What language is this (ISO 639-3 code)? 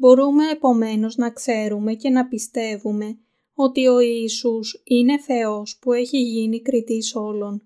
ell